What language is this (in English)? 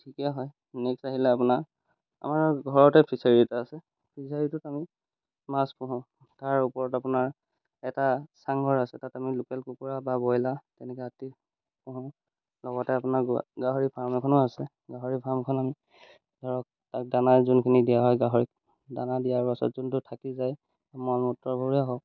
Assamese